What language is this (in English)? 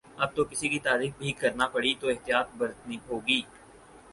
Urdu